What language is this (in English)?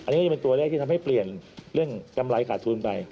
Thai